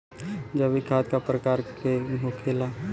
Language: Bhojpuri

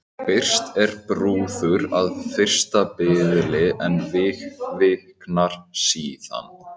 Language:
Icelandic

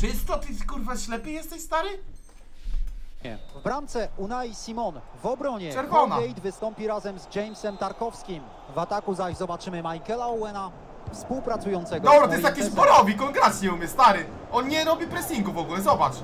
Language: Polish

